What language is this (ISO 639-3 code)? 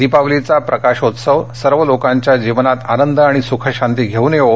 mar